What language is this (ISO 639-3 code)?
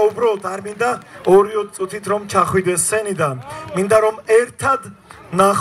tur